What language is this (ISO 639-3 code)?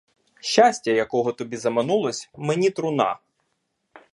ukr